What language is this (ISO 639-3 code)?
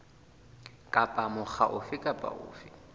sot